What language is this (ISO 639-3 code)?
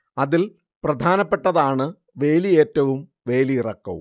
mal